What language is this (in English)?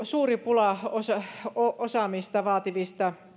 Finnish